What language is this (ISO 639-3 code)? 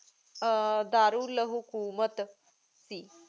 pan